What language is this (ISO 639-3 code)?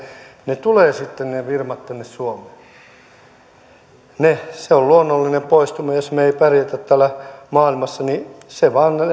fin